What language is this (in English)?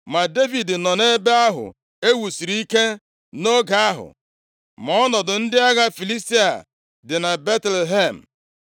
Igbo